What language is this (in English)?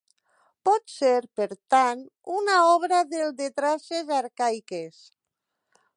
Catalan